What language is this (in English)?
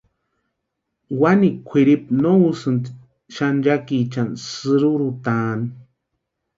Western Highland Purepecha